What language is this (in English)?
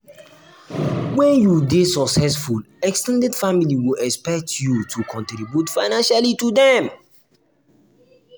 Nigerian Pidgin